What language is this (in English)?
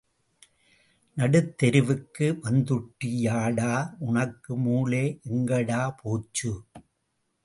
Tamil